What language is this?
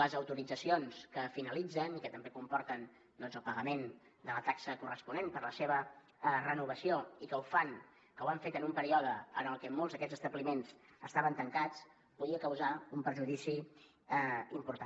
Catalan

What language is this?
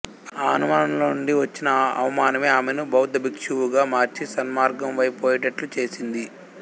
Telugu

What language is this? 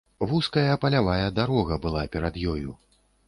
Belarusian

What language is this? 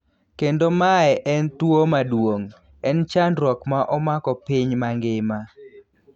Luo (Kenya and Tanzania)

